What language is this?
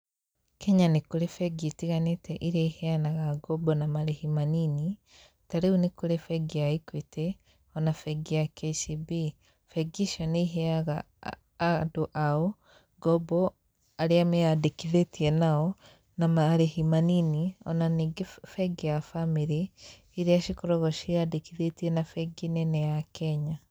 Kikuyu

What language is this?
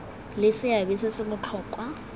Tswana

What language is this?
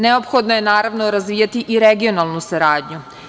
Serbian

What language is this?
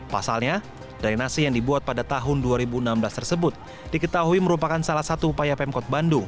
Indonesian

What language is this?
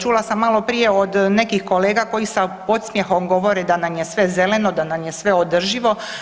Croatian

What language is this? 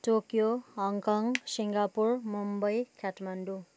Nepali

